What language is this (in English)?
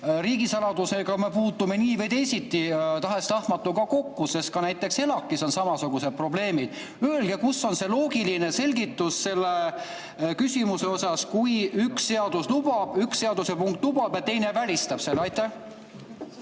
Estonian